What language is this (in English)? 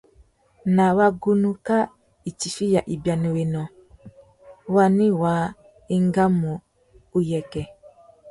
Tuki